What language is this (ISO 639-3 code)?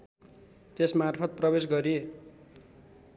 nep